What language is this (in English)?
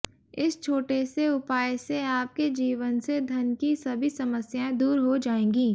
Hindi